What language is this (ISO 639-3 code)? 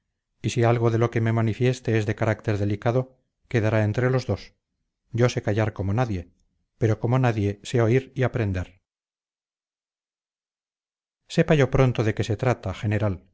spa